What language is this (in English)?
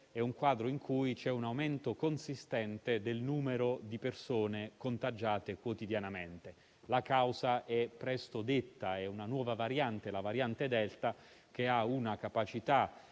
Italian